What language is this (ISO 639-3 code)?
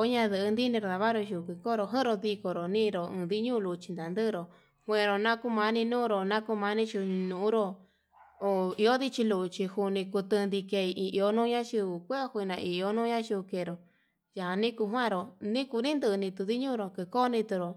mab